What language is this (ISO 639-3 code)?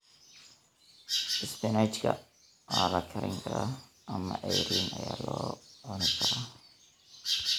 som